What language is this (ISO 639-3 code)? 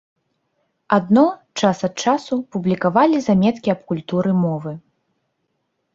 bel